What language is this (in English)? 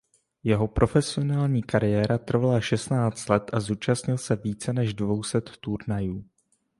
Czech